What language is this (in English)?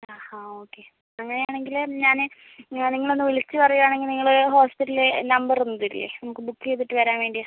Malayalam